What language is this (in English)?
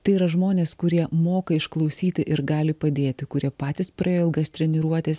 Lithuanian